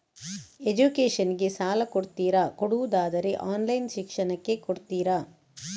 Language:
Kannada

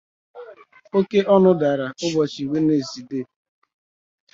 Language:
Igbo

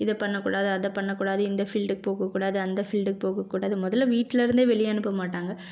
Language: Tamil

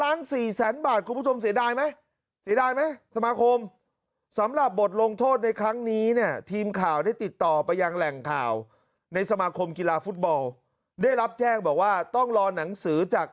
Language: Thai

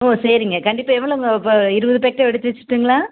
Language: Tamil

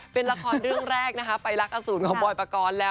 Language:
Thai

